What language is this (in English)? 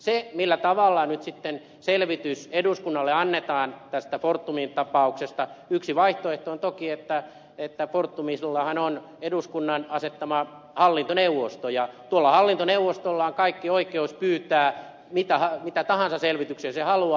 Finnish